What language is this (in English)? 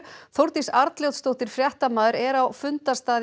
Icelandic